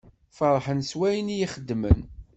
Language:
Kabyle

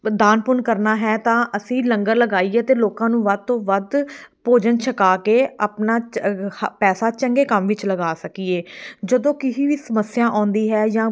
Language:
Punjabi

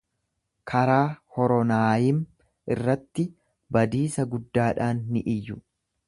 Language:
Oromo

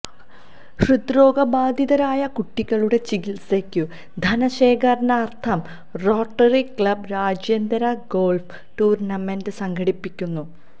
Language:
Malayalam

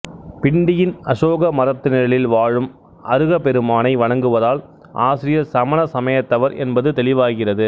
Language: Tamil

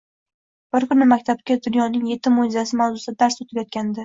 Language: Uzbek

